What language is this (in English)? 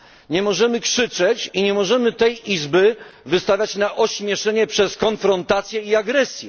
Polish